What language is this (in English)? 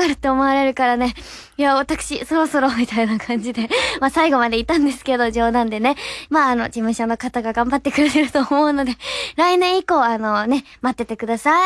Japanese